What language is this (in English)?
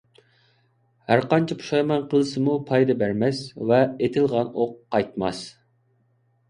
Uyghur